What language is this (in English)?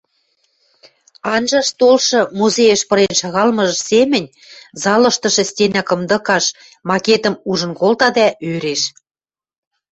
Western Mari